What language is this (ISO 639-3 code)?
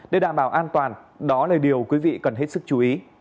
vie